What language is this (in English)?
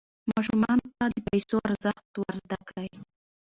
Pashto